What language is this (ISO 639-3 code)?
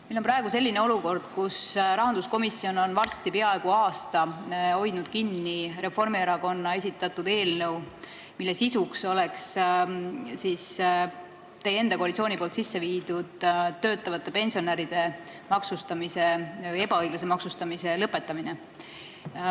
est